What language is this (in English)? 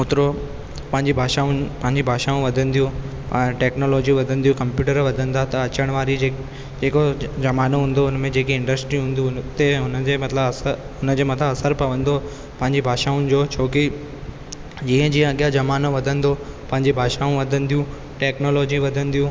Sindhi